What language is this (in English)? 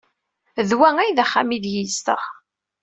Kabyle